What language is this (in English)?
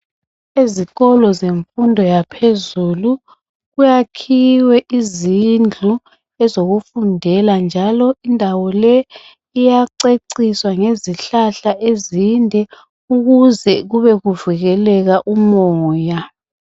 North Ndebele